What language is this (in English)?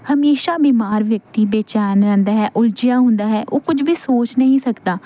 Punjabi